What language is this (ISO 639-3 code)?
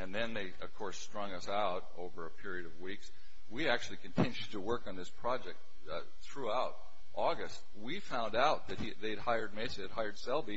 eng